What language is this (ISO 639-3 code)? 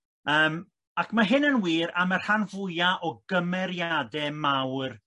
cym